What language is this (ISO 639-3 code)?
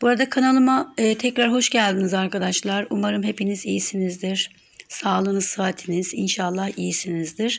tur